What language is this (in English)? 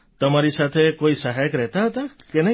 Gujarati